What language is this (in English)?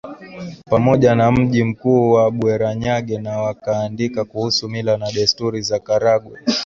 Swahili